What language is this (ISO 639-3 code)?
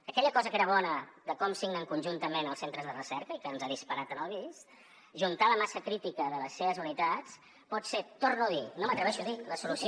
cat